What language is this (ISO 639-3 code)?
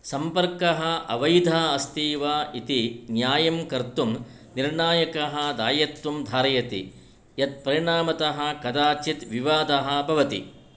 san